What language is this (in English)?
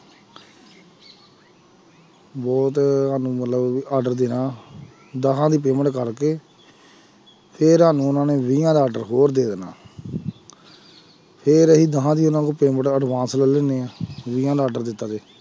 Punjabi